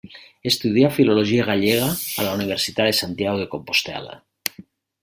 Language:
Catalan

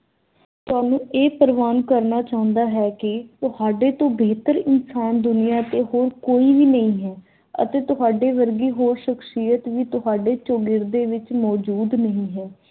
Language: Punjabi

